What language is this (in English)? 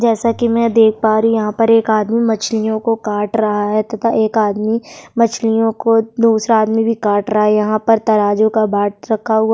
Hindi